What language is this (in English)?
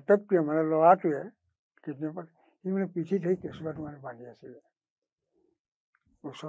Bangla